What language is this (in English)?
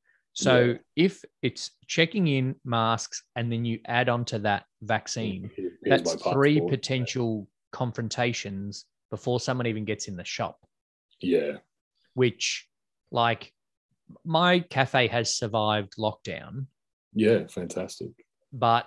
English